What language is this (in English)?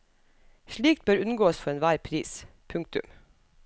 Norwegian